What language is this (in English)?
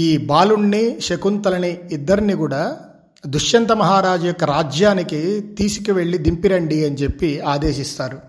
Telugu